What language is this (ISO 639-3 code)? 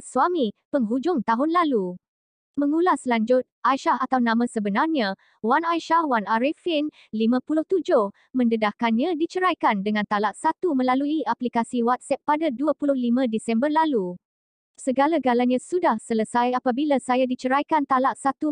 msa